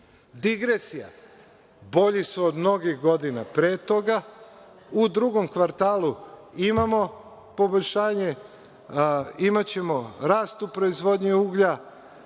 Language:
Serbian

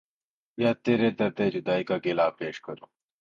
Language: Urdu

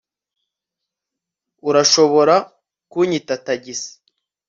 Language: Kinyarwanda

